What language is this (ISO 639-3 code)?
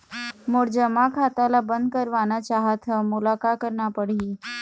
hne